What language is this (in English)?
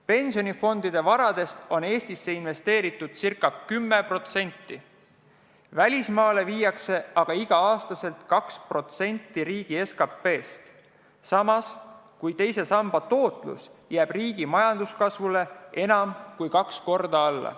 Estonian